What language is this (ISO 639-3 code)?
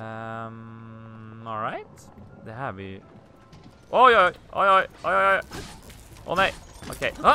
swe